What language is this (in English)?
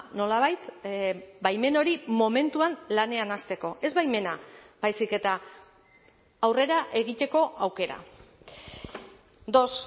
Basque